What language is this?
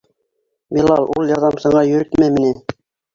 Bashkir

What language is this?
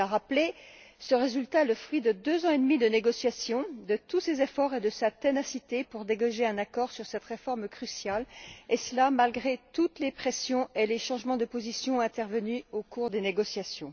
French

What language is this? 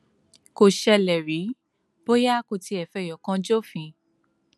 Yoruba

